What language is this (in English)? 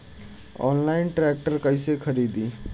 Bhojpuri